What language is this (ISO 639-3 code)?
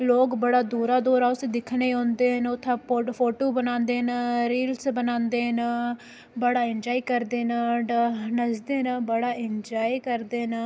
doi